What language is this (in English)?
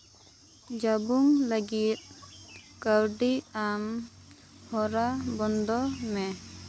Santali